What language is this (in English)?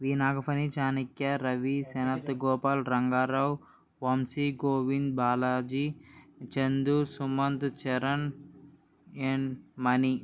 Telugu